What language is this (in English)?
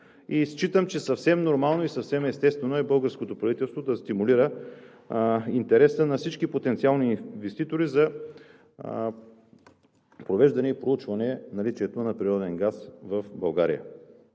Bulgarian